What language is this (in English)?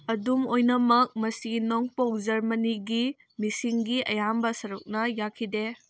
Manipuri